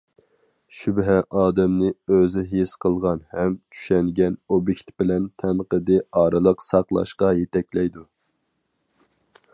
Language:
Uyghur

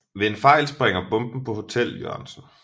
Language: Danish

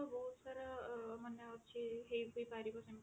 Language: Odia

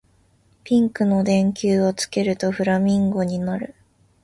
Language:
Japanese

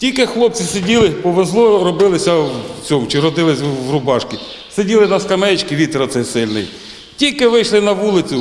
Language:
Ukrainian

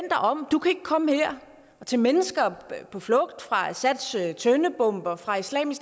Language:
Danish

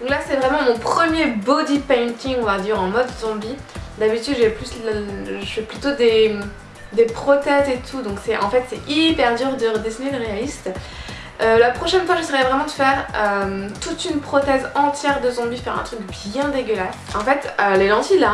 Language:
French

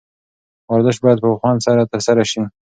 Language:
Pashto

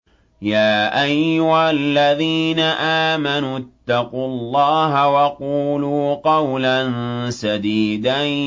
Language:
Arabic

